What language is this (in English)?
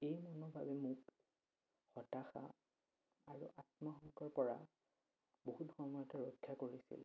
Assamese